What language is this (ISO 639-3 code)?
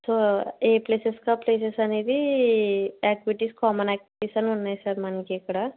tel